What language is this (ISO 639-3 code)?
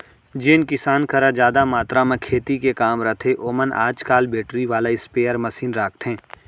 hne